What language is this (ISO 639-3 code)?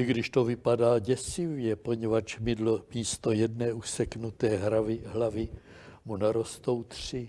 ces